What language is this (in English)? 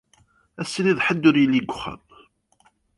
Kabyle